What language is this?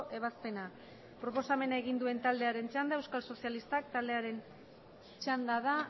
Basque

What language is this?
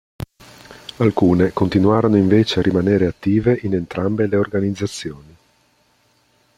Italian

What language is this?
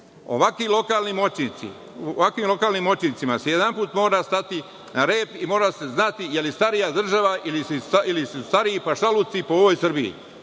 Serbian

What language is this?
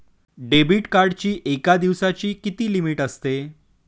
Marathi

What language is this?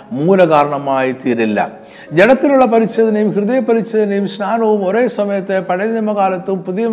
Malayalam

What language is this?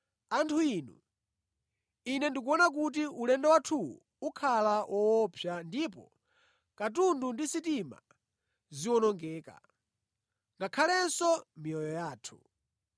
Nyanja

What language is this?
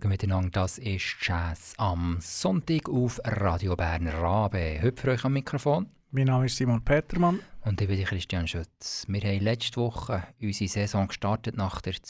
German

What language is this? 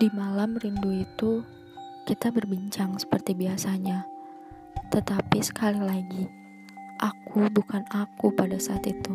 Indonesian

